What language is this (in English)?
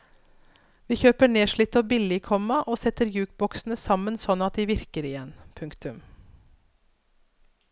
Norwegian